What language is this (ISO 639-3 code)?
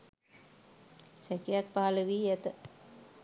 sin